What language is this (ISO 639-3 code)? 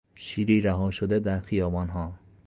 fas